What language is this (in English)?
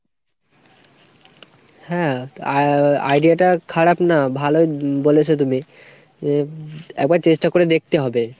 Bangla